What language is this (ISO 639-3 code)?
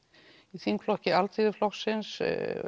isl